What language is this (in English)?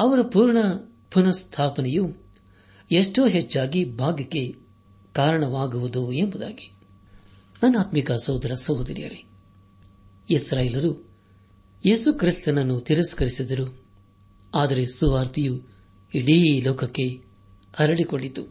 Kannada